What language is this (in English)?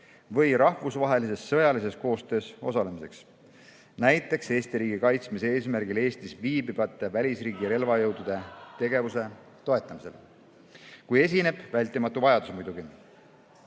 Estonian